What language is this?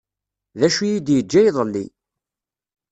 Kabyle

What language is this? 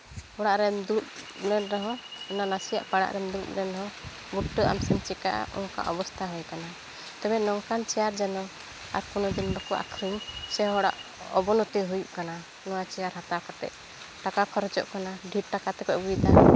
Santali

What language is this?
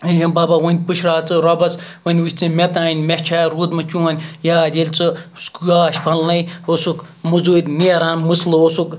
Kashmiri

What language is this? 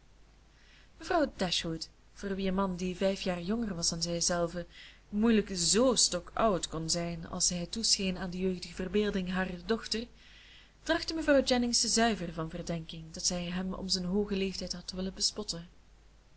Dutch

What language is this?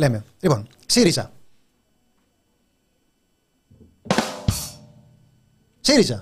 Greek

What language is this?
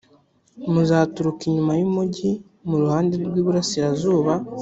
Kinyarwanda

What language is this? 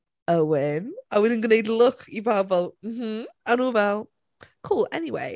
Welsh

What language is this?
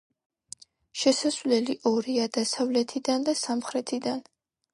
Georgian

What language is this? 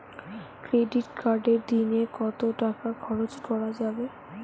Bangla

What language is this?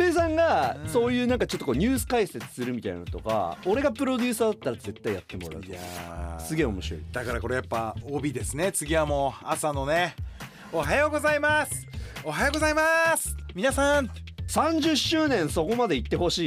Japanese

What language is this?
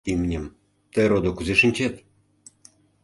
Mari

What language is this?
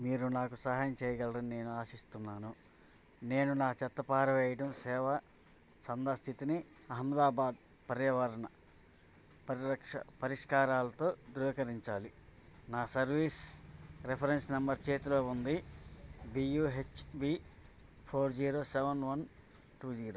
Telugu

